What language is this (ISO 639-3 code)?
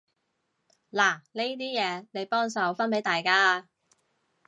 yue